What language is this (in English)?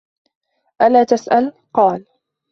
Arabic